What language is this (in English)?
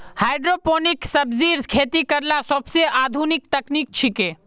Magahi